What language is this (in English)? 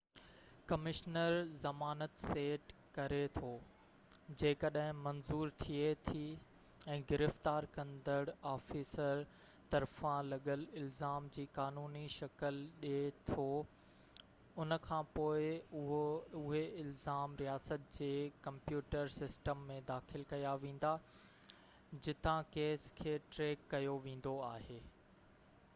Sindhi